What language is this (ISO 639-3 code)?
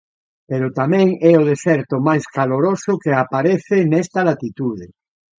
glg